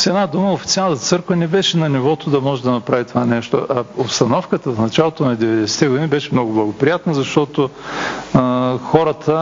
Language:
Bulgarian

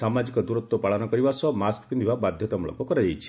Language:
Odia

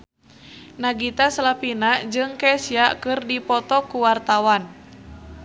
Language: Sundanese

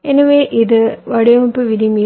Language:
Tamil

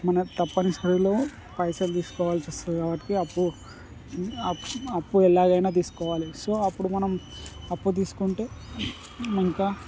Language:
Telugu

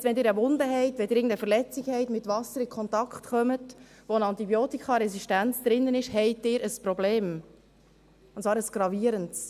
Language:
Swiss German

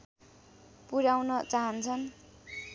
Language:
Nepali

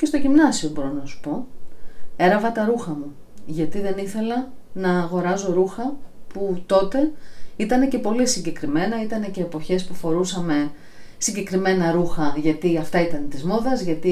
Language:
Greek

